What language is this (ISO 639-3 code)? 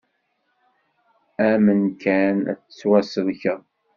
kab